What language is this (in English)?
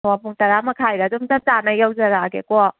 Manipuri